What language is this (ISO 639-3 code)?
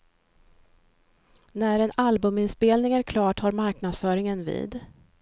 swe